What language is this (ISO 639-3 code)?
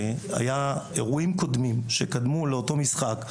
heb